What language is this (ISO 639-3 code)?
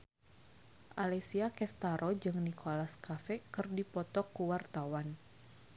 sun